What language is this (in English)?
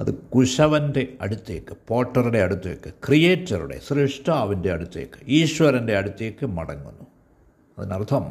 Malayalam